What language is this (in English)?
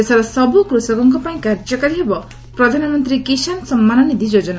Odia